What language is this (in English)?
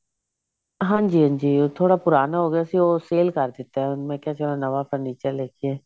Punjabi